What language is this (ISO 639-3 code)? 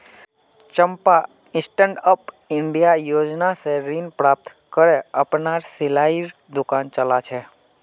mag